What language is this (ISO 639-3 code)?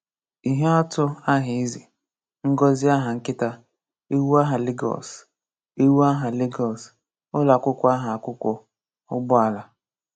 ibo